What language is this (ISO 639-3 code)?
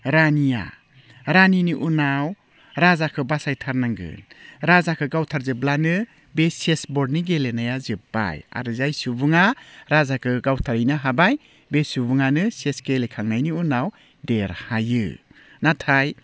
brx